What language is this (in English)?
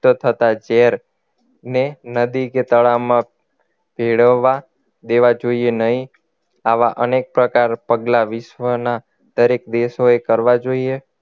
Gujarati